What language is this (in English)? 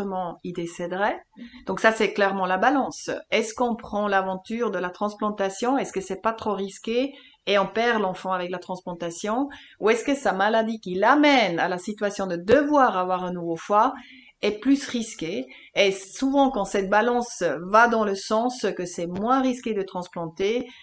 French